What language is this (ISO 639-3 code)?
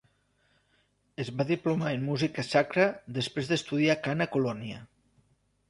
cat